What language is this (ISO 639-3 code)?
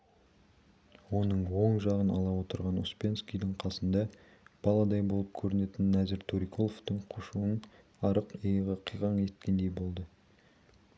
kaz